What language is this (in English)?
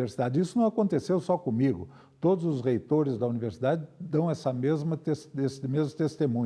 Portuguese